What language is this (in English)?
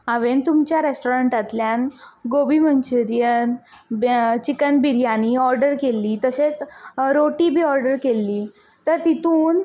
Konkani